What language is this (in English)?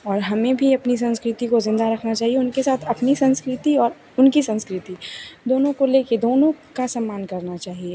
Hindi